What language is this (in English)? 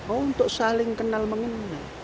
Indonesian